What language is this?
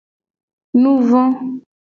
Gen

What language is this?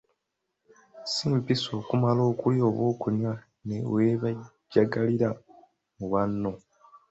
Ganda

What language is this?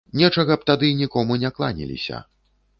Belarusian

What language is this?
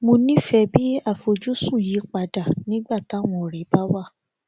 Yoruba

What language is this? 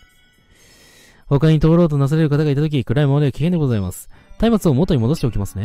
Japanese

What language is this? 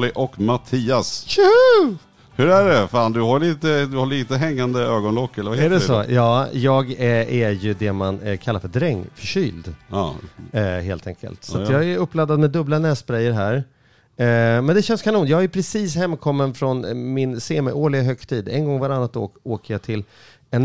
Swedish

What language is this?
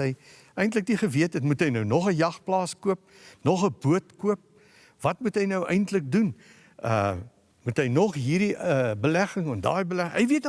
Dutch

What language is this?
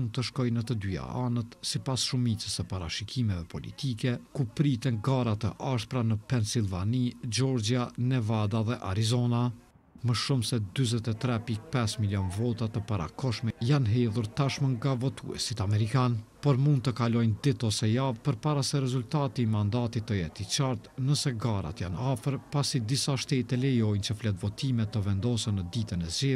Romanian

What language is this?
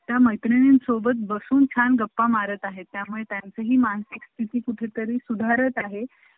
Marathi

